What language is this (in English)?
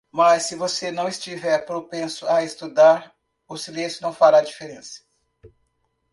Portuguese